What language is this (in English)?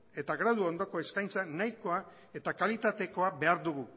Basque